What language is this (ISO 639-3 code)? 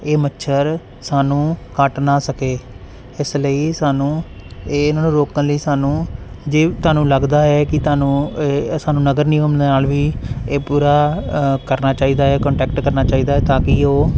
pan